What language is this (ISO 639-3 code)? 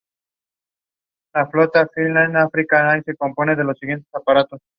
spa